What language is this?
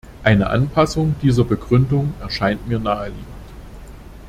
German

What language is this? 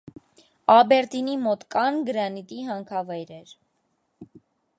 Armenian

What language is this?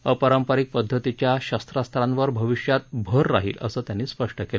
Marathi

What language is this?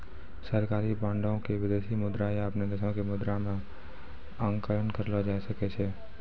Maithili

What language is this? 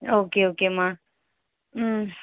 Tamil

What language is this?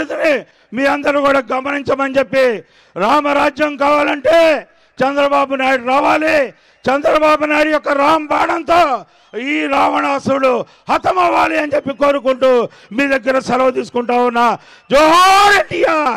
Telugu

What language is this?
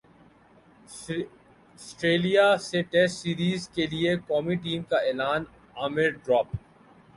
Urdu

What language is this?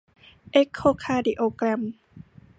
Thai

